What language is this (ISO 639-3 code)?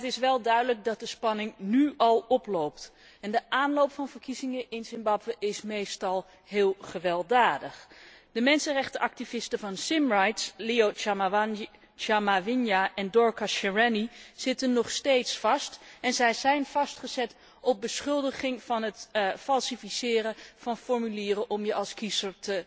nld